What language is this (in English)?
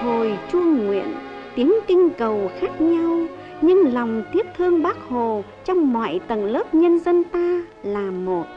Vietnamese